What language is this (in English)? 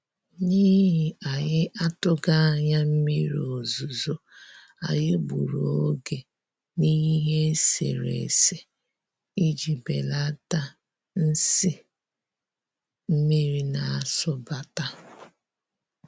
Igbo